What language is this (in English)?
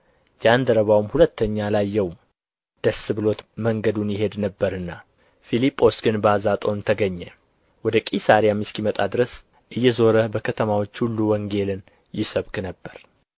Amharic